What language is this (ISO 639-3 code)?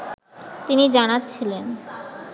ben